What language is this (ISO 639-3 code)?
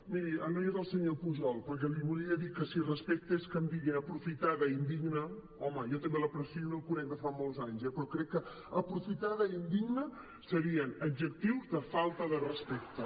cat